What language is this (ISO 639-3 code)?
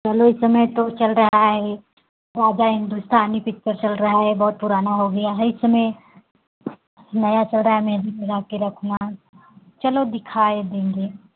hin